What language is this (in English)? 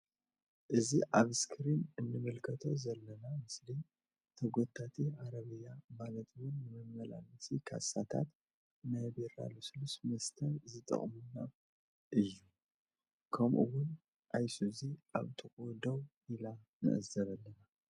Tigrinya